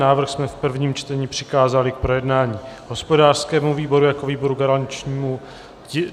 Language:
Czech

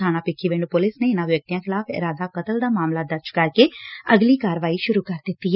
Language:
Punjabi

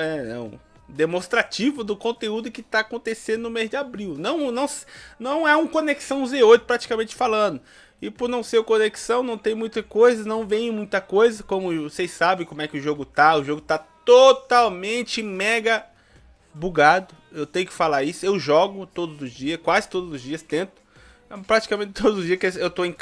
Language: Portuguese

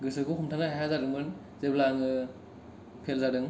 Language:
Bodo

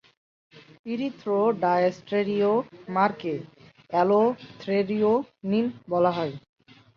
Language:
Bangla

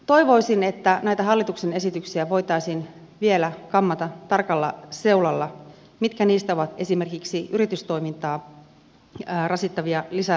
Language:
Finnish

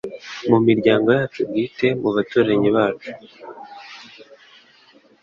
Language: Kinyarwanda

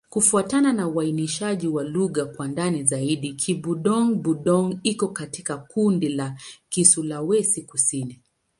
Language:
Swahili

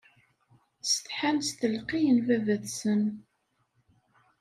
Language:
Kabyle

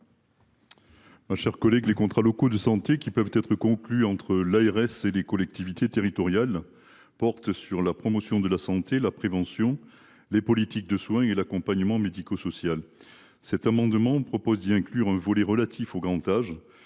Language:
French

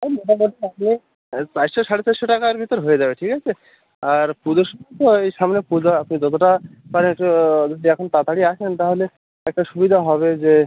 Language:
Bangla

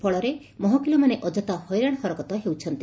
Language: Odia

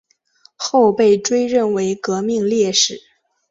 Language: Chinese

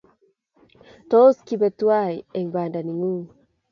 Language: Kalenjin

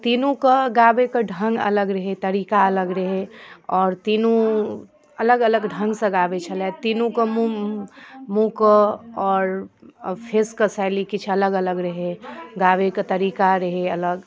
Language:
Maithili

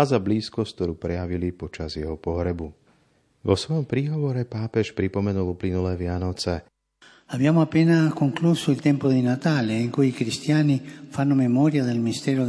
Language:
Slovak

